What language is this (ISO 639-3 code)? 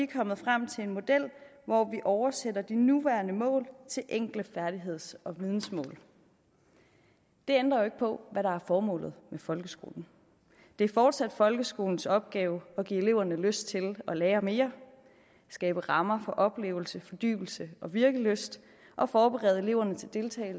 dan